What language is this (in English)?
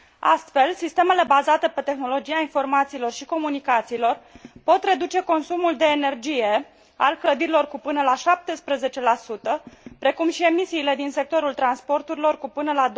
Romanian